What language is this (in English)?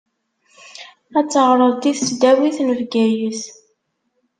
Kabyle